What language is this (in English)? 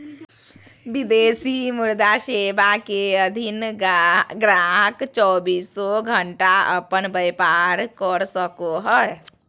Magahi